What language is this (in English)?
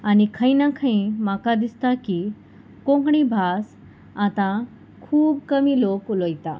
Konkani